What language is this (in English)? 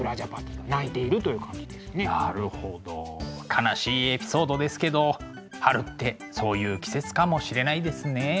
Japanese